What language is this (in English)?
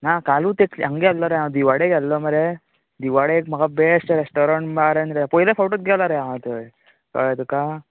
Konkani